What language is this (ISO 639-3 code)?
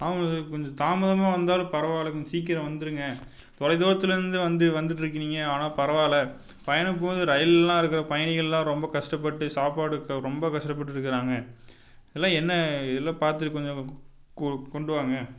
tam